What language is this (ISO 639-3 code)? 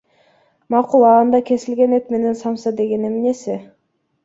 kir